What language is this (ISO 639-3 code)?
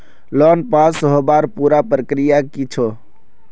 mag